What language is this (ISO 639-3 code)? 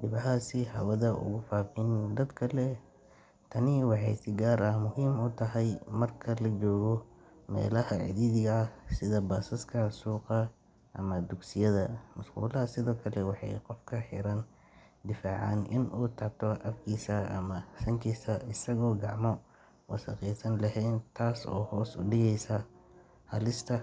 som